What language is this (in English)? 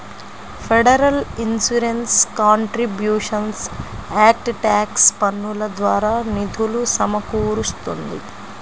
Telugu